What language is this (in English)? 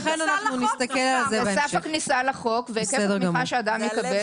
Hebrew